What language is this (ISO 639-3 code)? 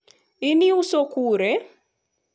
luo